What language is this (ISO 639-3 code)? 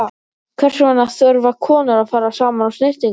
isl